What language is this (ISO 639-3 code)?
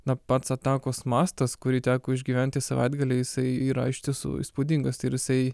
lit